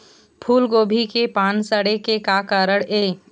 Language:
Chhattisgarhi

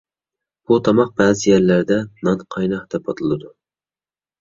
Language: Uyghur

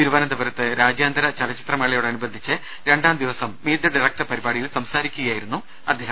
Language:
Malayalam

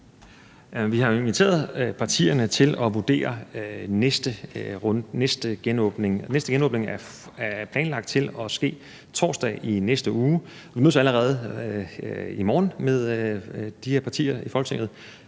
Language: Danish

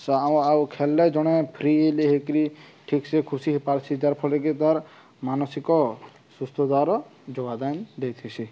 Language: Odia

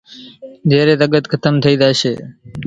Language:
Kachi Koli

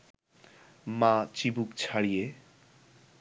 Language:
Bangla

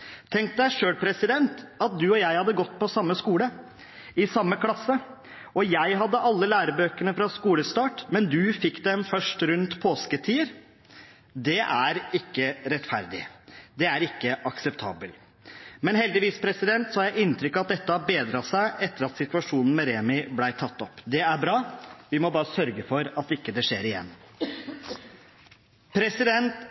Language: Norwegian Bokmål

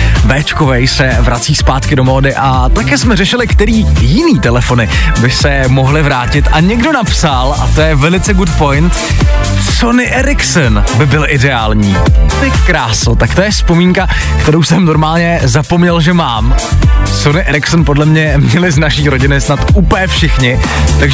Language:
Czech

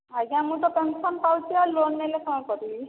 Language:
Odia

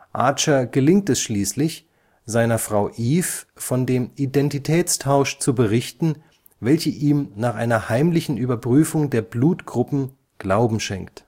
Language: German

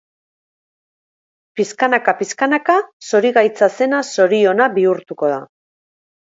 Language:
Basque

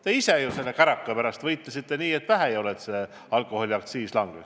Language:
Estonian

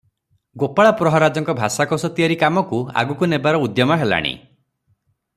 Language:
Odia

